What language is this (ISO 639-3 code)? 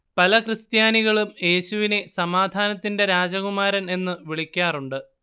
mal